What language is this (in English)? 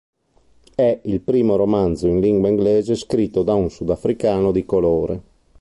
Italian